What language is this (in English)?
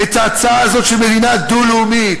Hebrew